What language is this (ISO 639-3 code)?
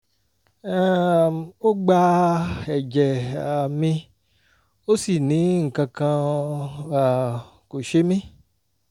yor